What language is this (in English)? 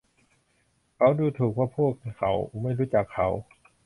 Thai